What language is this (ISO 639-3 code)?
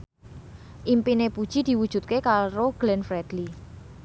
jav